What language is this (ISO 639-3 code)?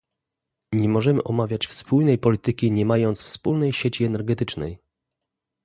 pol